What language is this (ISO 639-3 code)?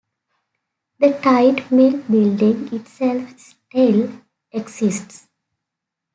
eng